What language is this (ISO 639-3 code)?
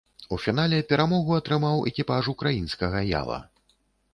bel